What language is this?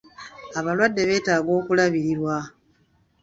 Ganda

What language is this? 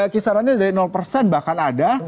Indonesian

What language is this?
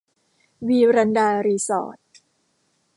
Thai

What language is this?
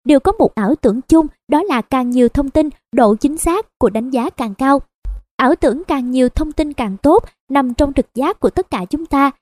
Vietnamese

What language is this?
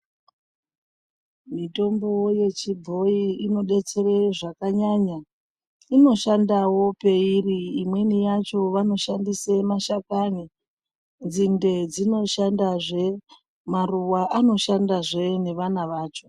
Ndau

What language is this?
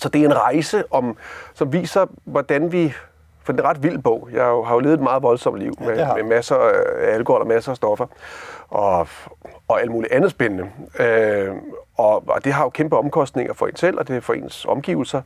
Danish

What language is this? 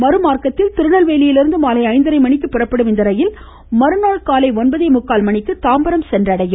Tamil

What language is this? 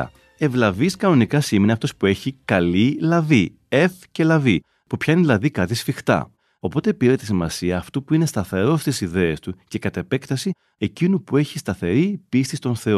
Greek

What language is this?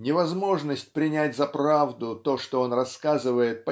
Russian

